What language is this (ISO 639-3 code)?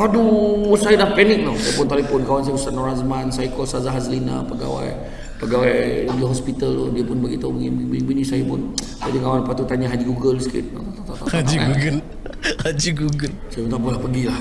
msa